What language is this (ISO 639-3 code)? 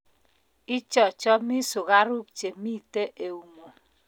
kln